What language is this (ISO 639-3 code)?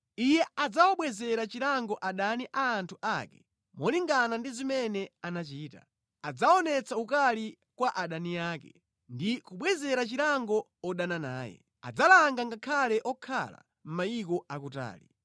nya